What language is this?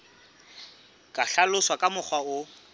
Southern Sotho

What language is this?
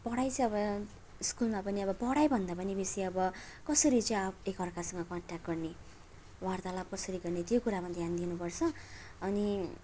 Nepali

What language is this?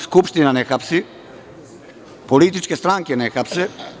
Serbian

